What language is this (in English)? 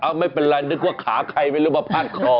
Thai